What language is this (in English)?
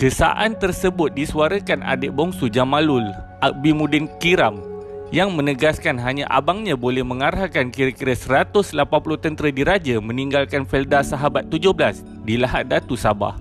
Malay